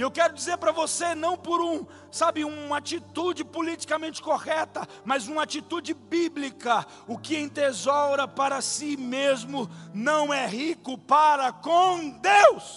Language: Portuguese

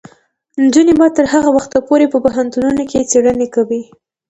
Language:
Pashto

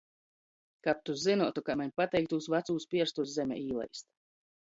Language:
Latgalian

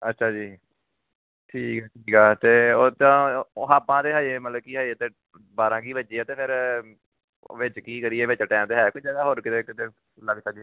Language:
Punjabi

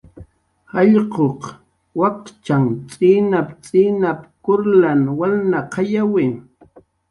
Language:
Jaqaru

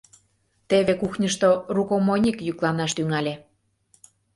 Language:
Mari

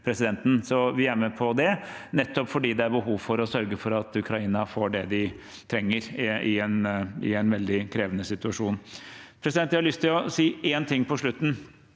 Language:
Norwegian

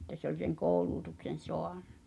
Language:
Finnish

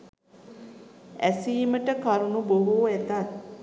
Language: Sinhala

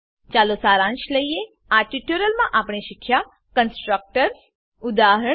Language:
Gujarati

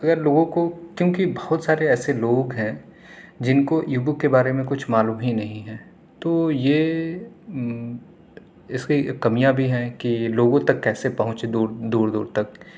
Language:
Urdu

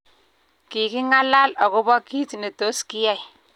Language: Kalenjin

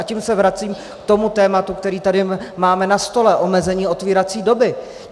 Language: Czech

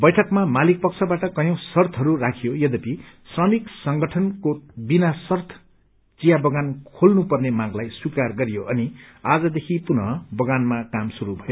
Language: Nepali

